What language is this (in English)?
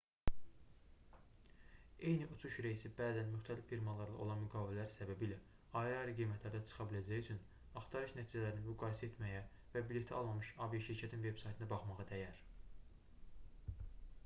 Azerbaijani